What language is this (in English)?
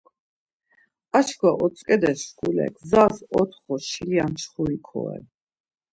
Laz